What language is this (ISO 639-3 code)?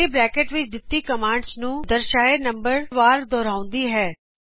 pan